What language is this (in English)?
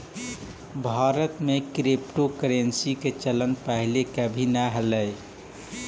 Magahi